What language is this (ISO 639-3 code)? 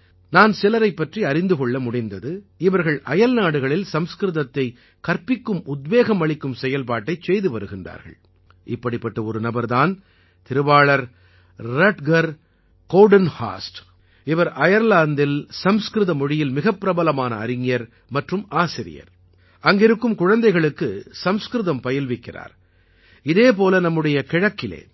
tam